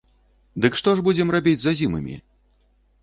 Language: Belarusian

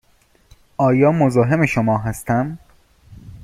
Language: Persian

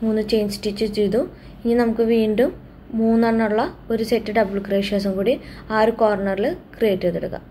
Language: Malayalam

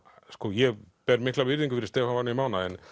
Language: Icelandic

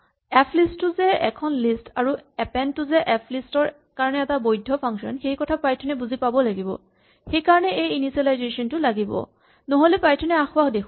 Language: Assamese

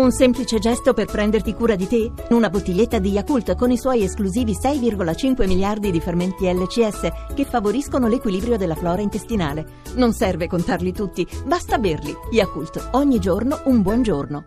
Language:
Italian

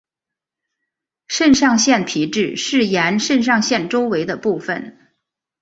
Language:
Chinese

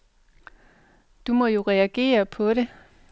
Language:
Danish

